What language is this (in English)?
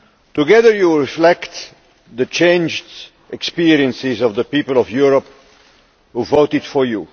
English